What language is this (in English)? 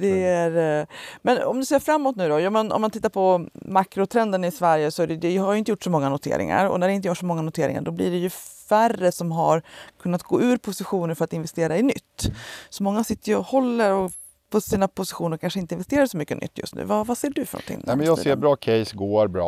Swedish